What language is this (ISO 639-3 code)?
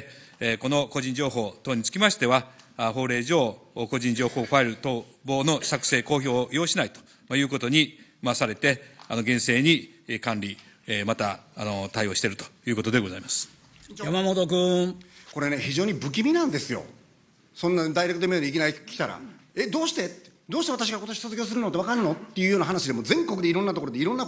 jpn